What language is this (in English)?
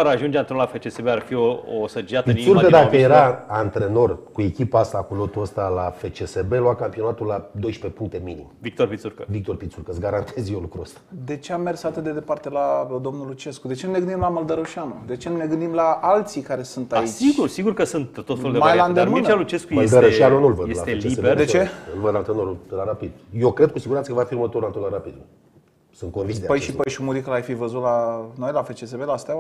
Romanian